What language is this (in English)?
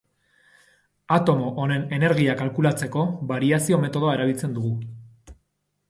Basque